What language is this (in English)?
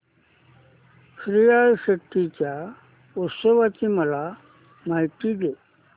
Marathi